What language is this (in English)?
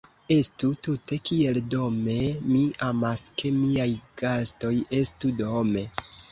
Esperanto